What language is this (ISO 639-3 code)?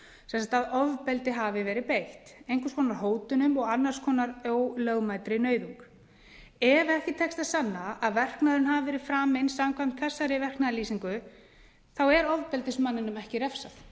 isl